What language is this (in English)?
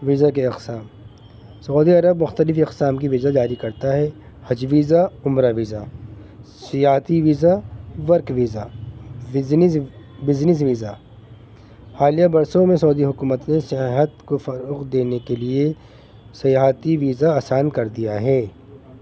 Urdu